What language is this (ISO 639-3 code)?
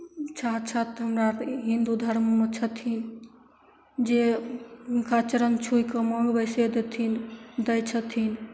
mai